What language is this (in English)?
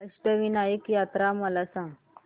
Marathi